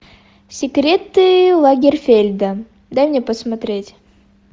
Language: Russian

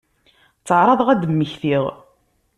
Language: Kabyle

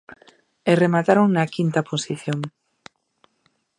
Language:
Galician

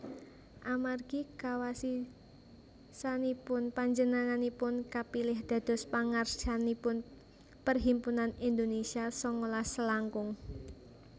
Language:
Javanese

